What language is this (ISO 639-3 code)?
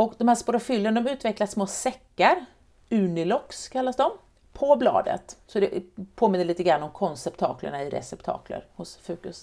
swe